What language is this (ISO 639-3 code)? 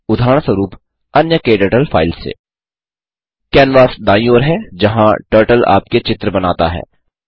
hin